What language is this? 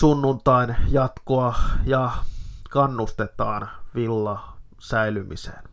Finnish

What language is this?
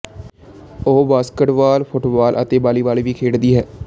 Punjabi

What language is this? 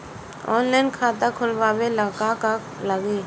Bhojpuri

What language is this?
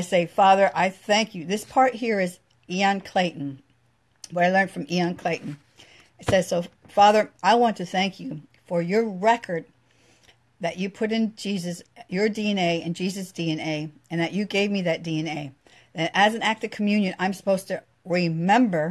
English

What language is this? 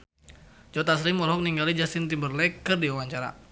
Sundanese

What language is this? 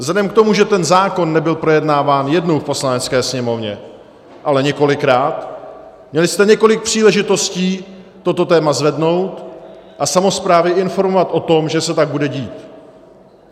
Czech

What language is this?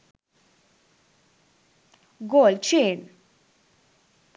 Sinhala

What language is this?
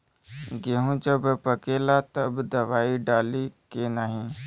Bhojpuri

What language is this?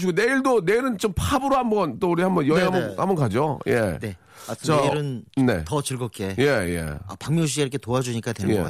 Korean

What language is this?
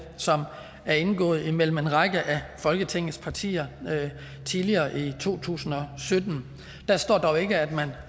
Danish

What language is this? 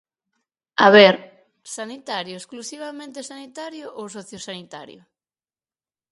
Galician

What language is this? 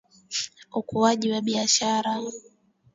Swahili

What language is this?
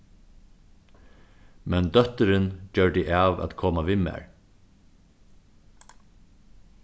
Faroese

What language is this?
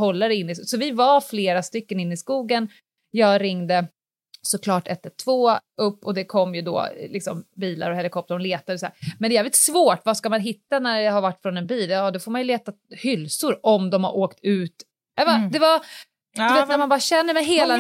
Swedish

